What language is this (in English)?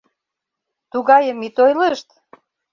Mari